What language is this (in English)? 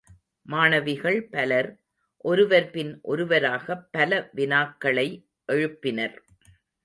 Tamil